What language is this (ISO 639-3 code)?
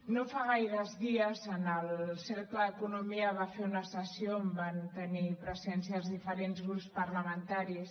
cat